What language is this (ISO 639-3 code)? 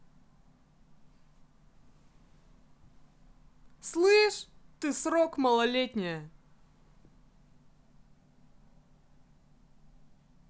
rus